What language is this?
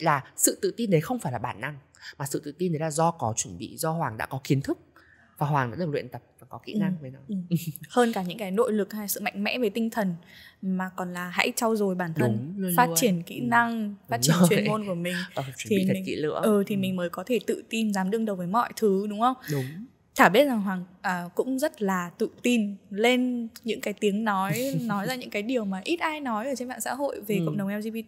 Vietnamese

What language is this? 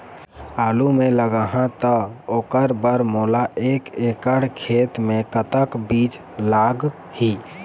Chhattisgarhi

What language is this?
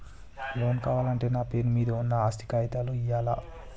Telugu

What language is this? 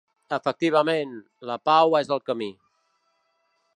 Catalan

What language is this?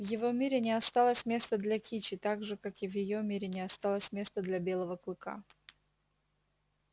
Russian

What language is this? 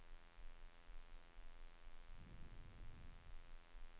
Norwegian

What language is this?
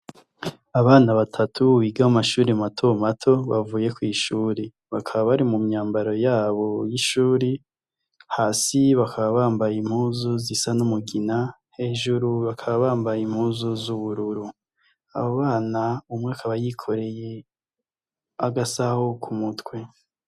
Rundi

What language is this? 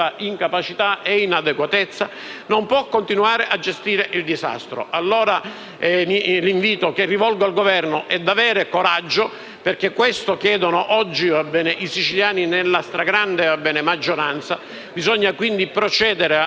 Italian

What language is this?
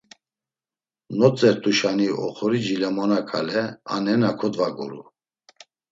Laz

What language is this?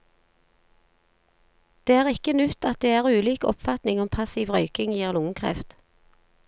Norwegian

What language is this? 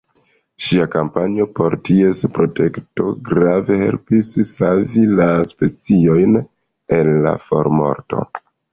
Esperanto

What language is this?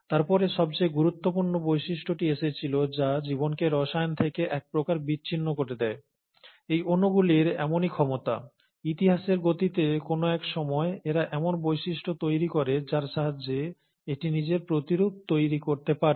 Bangla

